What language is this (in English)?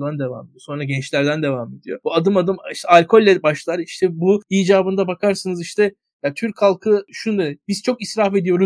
Turkish